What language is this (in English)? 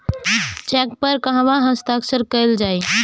Bhojpuri